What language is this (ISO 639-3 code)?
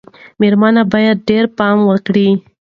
pus